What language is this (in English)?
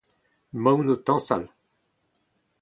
Breton